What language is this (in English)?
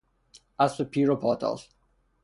Persian